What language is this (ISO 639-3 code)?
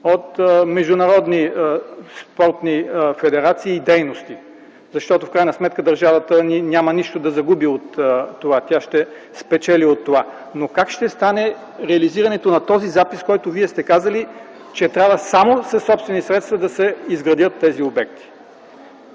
bul